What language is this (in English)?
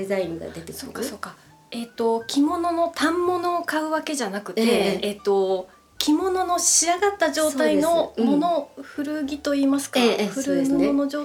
Japanese